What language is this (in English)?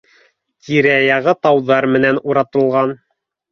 Bashkir